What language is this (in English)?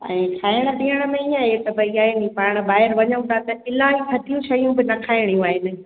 Sindhi